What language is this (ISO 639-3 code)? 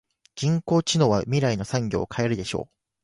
jpn